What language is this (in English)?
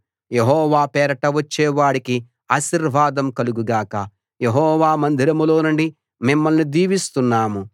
Telugu